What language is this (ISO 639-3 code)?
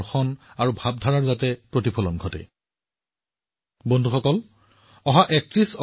asm